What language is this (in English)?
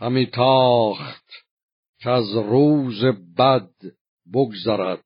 Persian